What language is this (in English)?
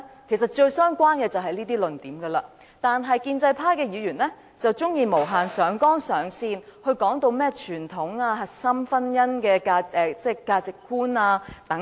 Cantonese